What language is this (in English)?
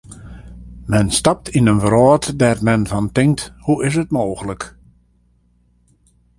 Western Frisian